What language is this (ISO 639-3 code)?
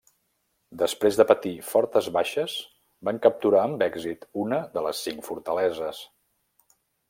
cat